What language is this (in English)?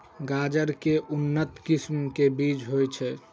Maithili